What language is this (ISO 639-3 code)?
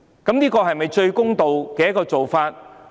yue